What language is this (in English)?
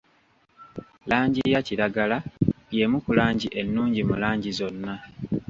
Ganda